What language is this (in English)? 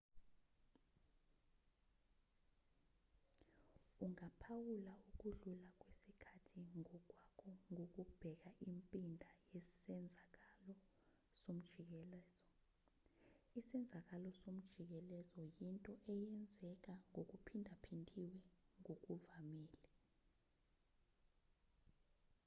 Zulu